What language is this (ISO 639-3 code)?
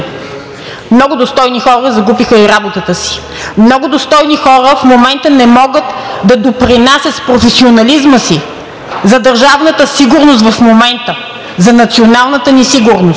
bul